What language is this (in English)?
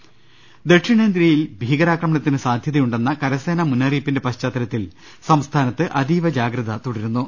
Malayalam